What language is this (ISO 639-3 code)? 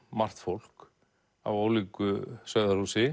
isl